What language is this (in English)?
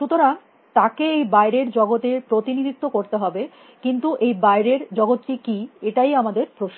Bangla